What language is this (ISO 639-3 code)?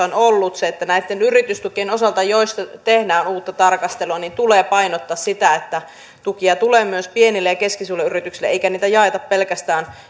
fin